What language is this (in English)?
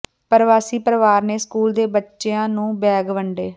Punjabi